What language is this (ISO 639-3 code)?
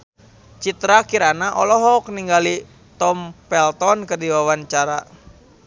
sun